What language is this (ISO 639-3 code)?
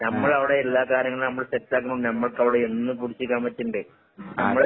mal